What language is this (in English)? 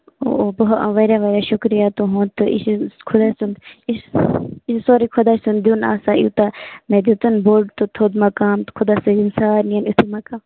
Kashmiri